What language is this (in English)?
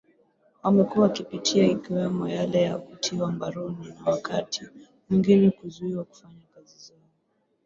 Swahili